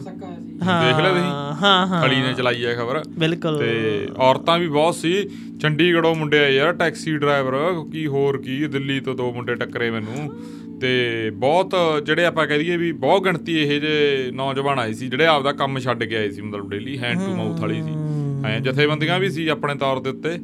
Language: Punjabi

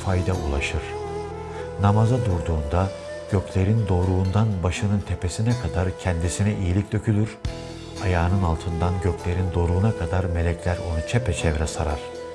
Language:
Turkish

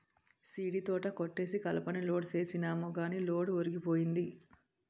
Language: Telugu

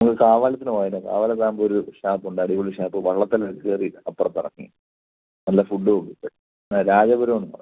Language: Malayalam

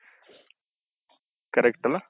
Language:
Kannada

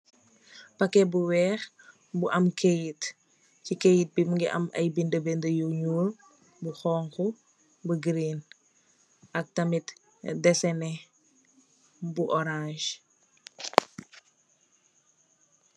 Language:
Wolof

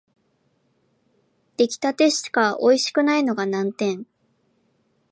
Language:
Japanese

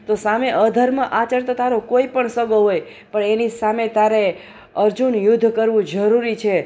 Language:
Gujarati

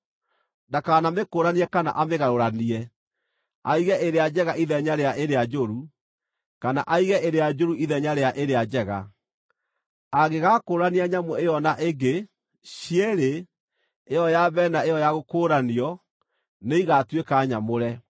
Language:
Kikuyu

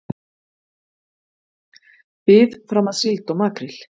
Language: Icelandic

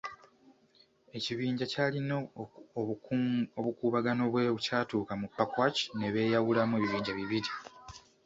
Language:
Ganda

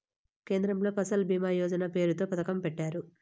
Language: Telugu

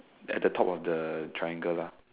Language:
English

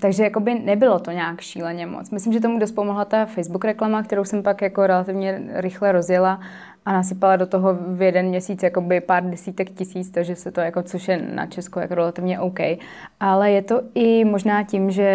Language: Czech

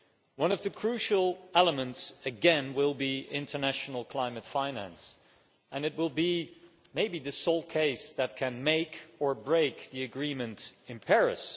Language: English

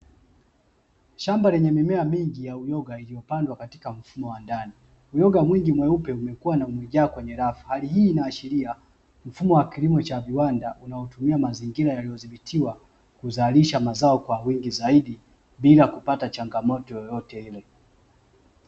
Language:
Swahili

